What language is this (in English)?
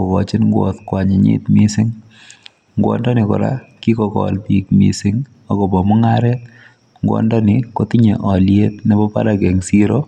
Kalenjin